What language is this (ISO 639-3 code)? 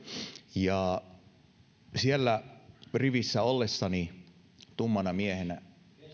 fin